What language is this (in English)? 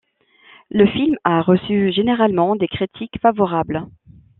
French